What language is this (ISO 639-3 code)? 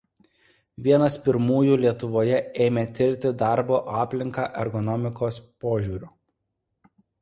lit